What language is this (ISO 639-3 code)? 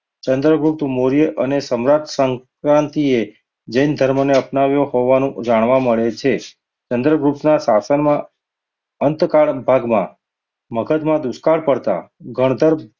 guj